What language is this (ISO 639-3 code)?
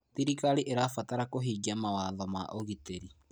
kik